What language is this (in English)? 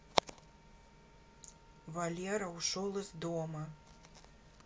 Russian